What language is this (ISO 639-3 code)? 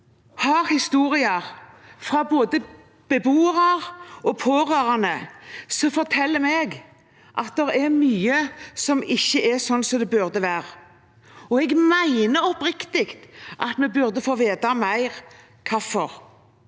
nor